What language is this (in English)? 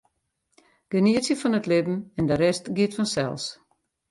Western Frisian